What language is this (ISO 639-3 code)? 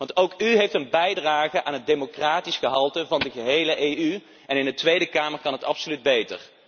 nld